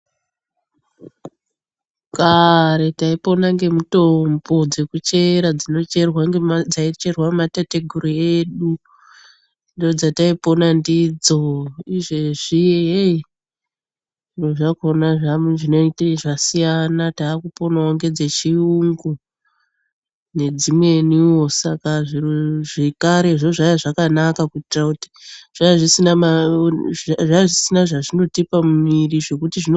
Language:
Ndau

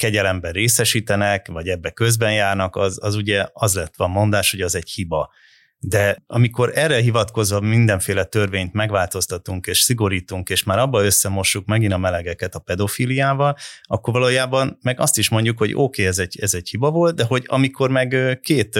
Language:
Hungarian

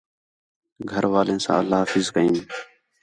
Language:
Khetrani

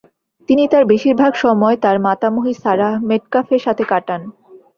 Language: Bangla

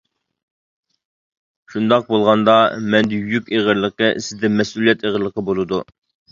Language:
Uyghur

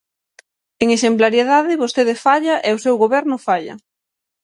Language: Galician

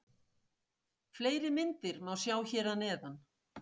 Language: Icelandic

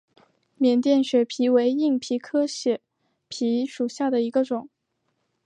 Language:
Chinese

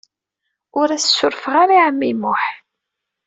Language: Kabyle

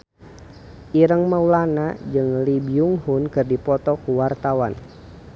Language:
Sundanese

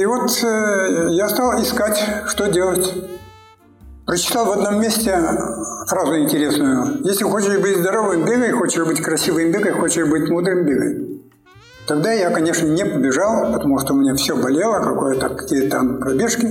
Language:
Russian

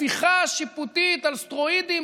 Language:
Hebrew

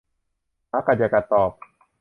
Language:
Thai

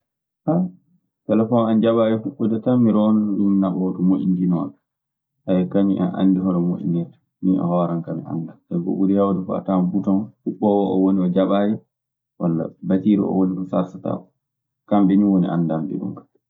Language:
Maasina Fulfulde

